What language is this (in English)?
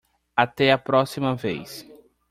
Portuguese